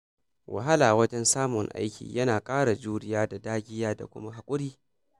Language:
Hausa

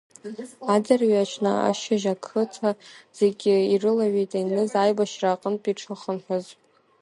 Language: Abkhazian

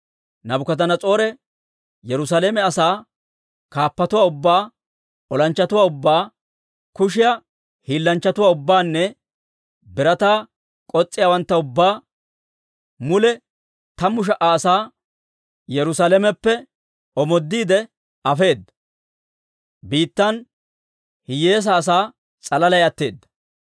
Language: Dawro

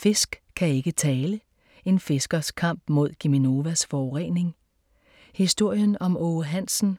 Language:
Danish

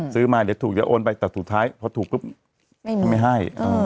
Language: Thai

